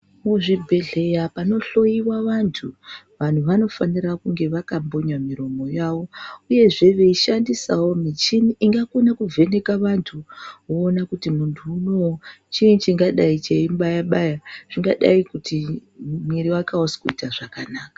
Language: Ndau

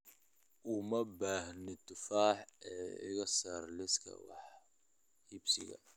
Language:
Somali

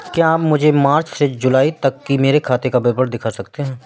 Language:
Hindi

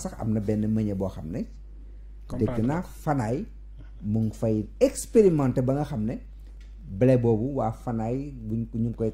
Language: French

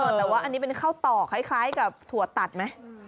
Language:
Thai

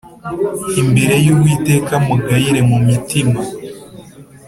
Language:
Kinyarwanda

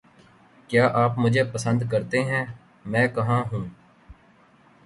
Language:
Urdu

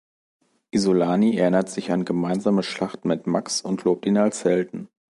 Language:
German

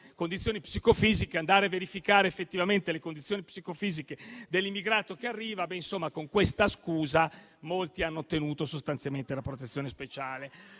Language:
Italian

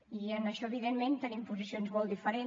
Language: Catalan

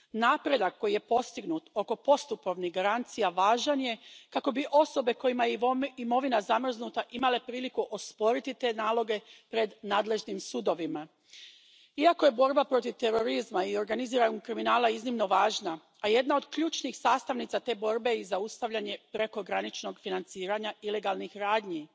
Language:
Croatian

